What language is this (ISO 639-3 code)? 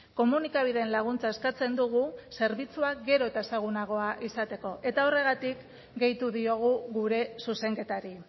eus